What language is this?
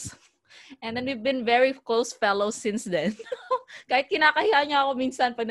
Filipino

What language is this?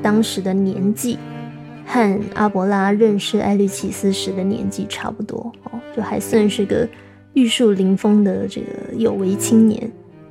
Chinese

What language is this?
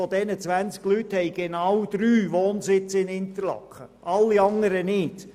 Swiss German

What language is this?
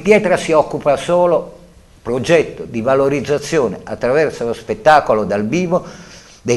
Italian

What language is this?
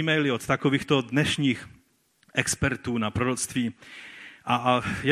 Czech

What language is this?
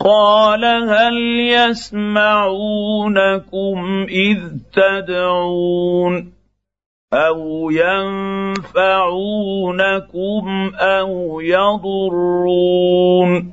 Arabic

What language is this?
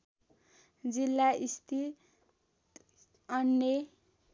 Nepali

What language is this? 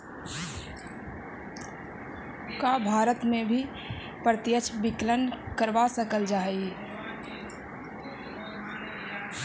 Magahi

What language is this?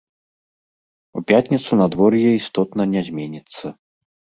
Belarusian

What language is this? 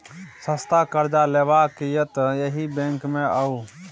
Maithili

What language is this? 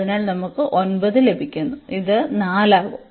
Malayalam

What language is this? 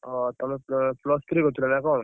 Odia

